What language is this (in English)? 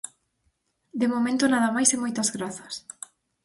Galician